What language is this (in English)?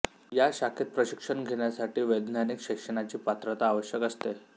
Marathi